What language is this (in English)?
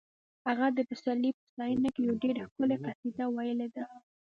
Pashto